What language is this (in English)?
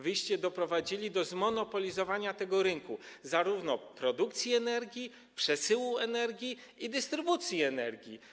Polish